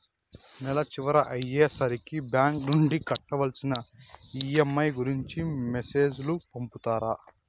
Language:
Telugu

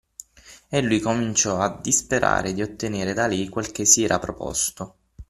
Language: Italian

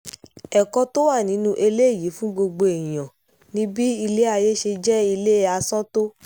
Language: Yoruba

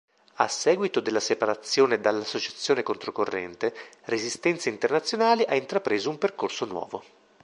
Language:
Italian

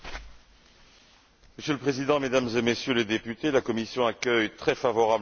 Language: French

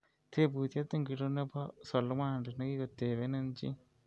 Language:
Kalenjin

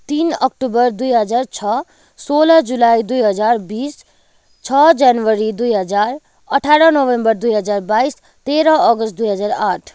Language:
Nepali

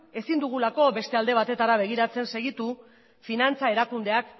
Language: Basque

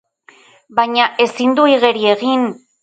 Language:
Basque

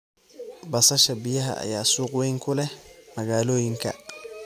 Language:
Somali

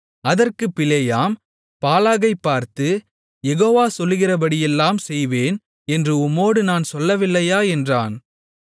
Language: Tamil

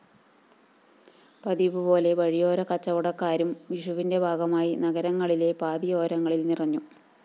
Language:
Malayalam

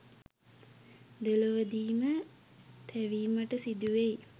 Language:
Sinhala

